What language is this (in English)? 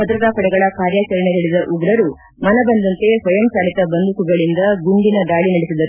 Kannada